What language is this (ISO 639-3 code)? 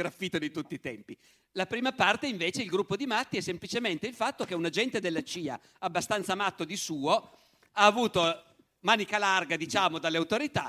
ita